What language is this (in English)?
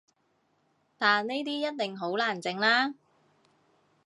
Cantonese